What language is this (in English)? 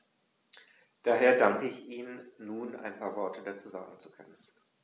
German